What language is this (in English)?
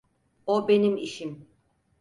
Turkish